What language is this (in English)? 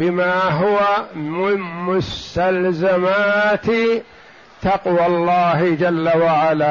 Arabic